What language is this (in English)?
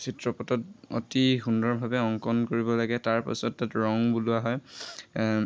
Assamese